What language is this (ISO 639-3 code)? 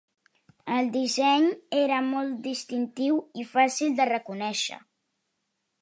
cat